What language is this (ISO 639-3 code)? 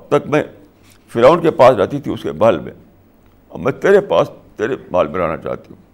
urd